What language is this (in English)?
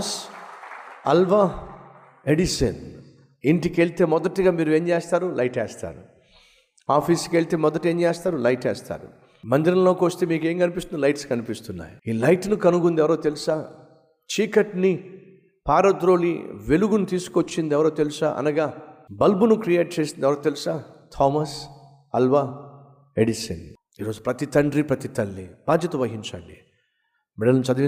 Telugu